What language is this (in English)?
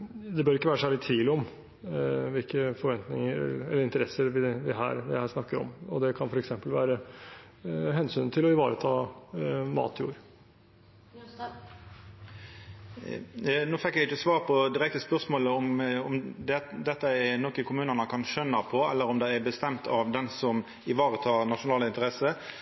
Norwegian